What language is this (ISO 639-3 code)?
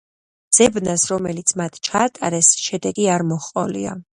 kat